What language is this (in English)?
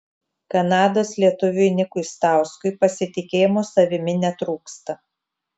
Lithuanian